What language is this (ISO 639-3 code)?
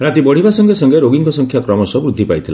ori